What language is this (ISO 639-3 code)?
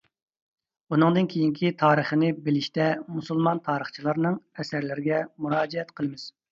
uig